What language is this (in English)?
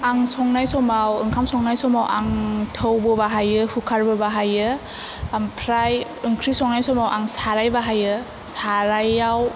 Bodo